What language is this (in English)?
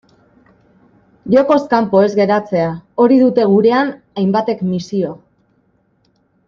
Basque